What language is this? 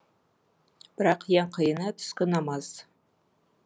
Kazakh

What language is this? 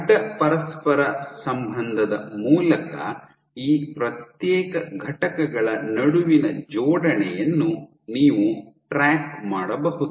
Kannada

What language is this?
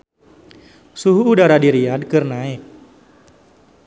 Sundanese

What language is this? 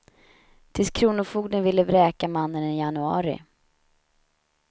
Swedish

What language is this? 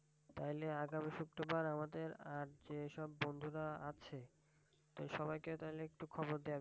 Bangla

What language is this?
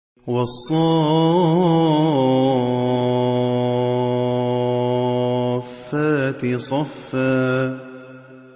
Arabic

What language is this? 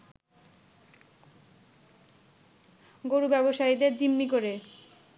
Bangla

